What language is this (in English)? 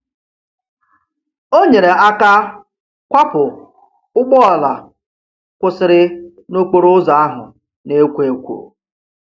Igbo